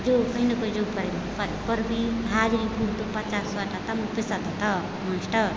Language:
Maithili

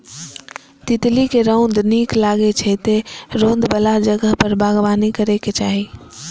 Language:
Maithili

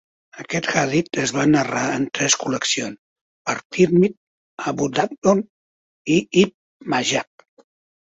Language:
Catalan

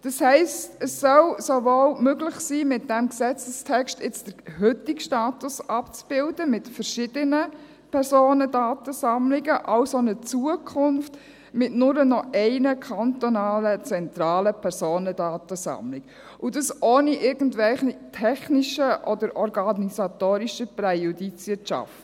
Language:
Swiss German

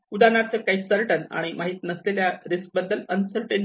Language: Marathi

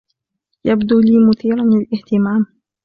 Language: Arabic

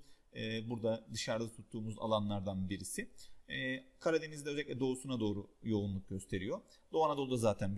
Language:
Turkish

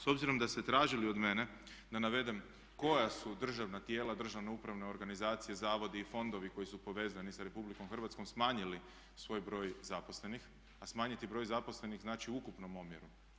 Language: Croatian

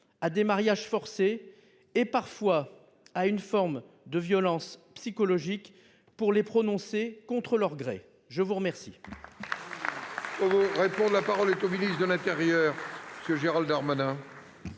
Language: French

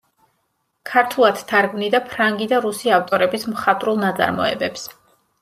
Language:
Georgian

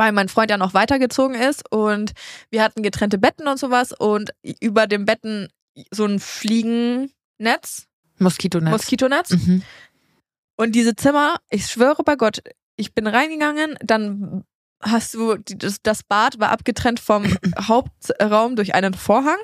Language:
German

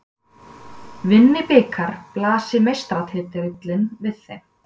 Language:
Icelandic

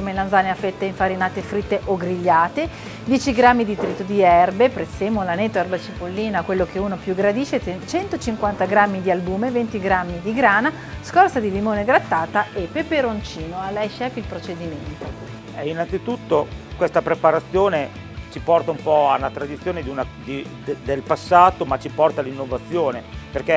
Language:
Italian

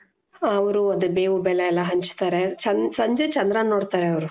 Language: Kannada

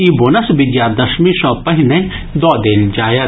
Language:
Maithili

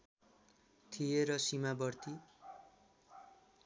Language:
Nepali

